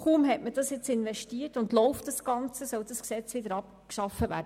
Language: Swiss German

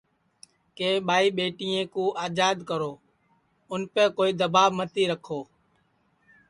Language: Sansi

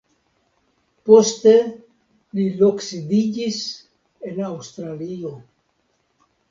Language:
Esperanto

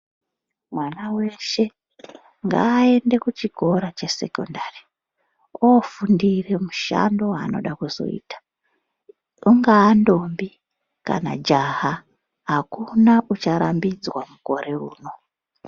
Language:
Ndau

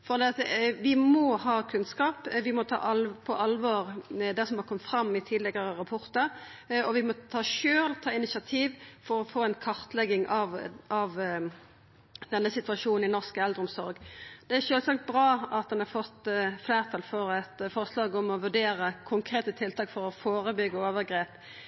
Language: Norwegian Nynorsk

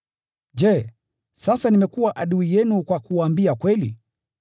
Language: Swahili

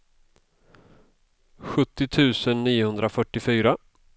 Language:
Swedish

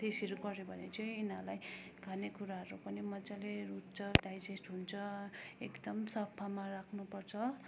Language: Nepali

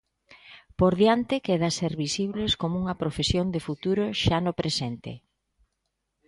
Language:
Galician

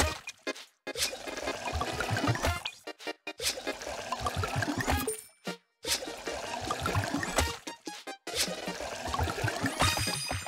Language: Korean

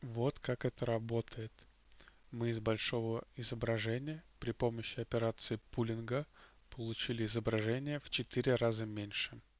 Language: Russian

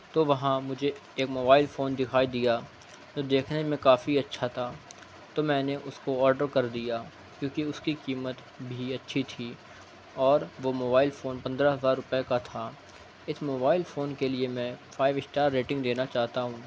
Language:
Urdu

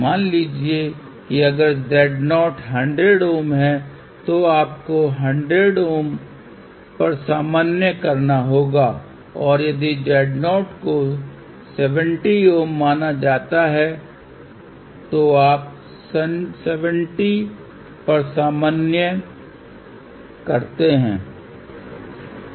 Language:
Hindi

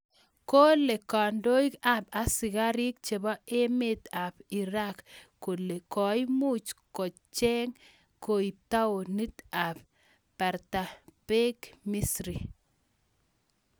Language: Kalenjin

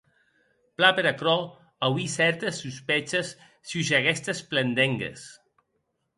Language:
Occitan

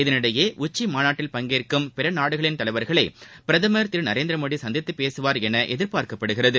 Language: Tamil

